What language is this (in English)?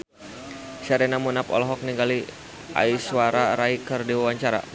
Sundanese